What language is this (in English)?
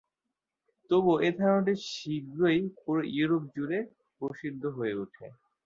Bangla